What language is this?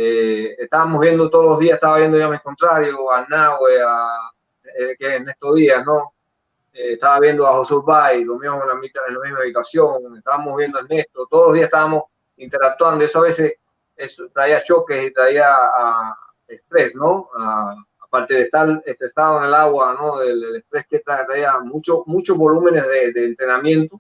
Spanish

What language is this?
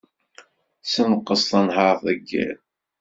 Kabyle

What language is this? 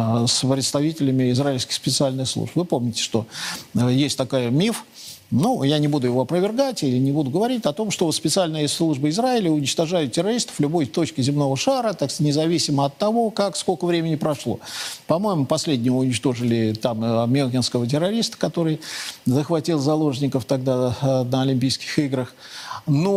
Russian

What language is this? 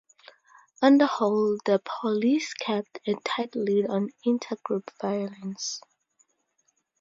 English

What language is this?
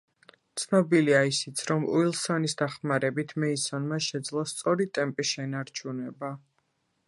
Georgian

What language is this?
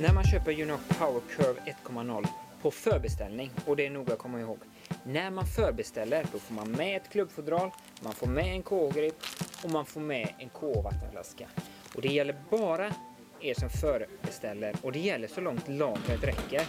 Swedish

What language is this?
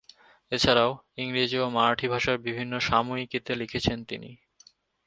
Bangla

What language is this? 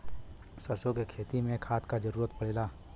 Bhojpuri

